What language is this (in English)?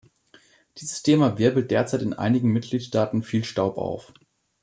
German